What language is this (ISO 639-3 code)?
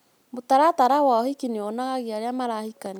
kik